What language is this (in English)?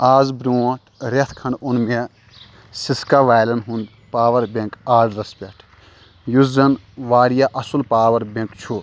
Kashmiri